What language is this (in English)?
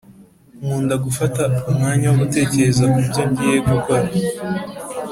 Kinyarwanda